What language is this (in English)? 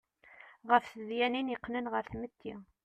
Kabyle